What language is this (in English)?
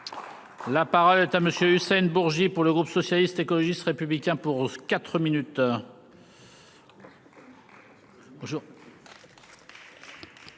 French